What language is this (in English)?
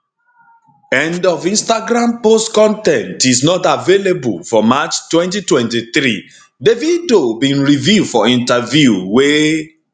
Nigerian Pidgin